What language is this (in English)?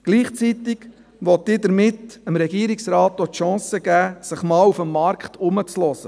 Swiss German